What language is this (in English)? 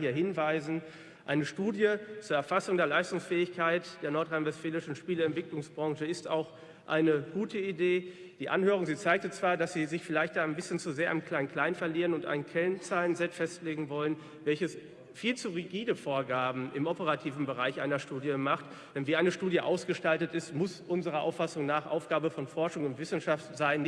German